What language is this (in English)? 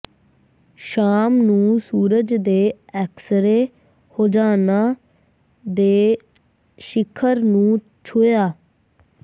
Punjabi